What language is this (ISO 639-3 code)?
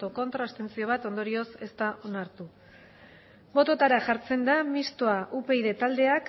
eus